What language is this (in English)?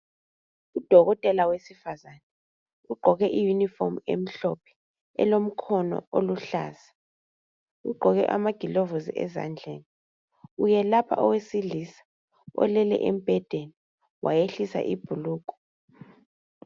North Ndebele